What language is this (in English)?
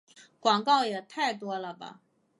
Chinese